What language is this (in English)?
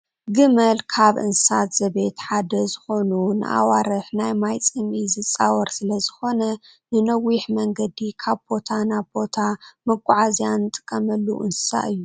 Tigrinya